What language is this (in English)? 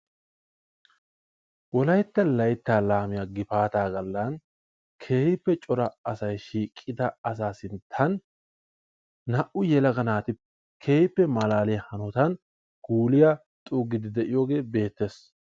Wolaytta